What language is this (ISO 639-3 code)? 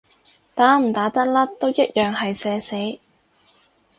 yue